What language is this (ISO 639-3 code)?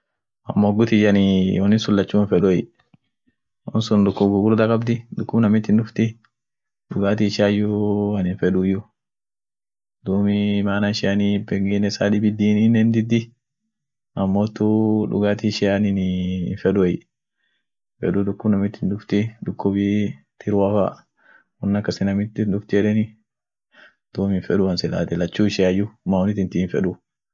orc